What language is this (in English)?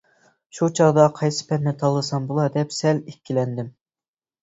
Uyghur